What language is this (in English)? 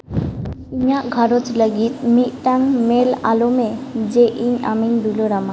Santali